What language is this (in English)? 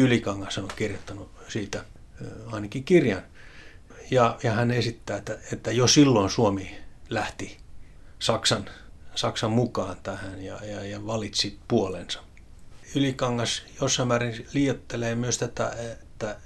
Finnish